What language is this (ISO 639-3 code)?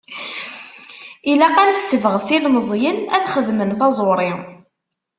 kab